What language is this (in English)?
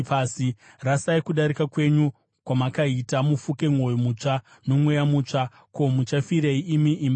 Shona